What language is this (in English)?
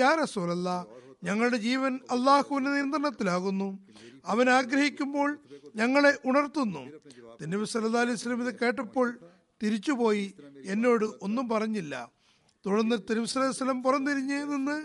Malayalam